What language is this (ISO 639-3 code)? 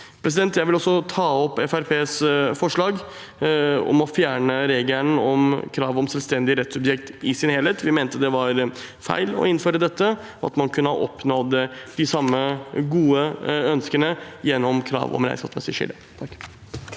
nor